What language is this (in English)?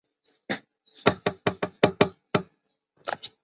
Chinese